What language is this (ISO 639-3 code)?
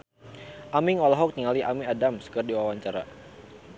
sun